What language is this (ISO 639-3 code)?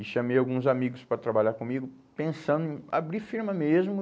por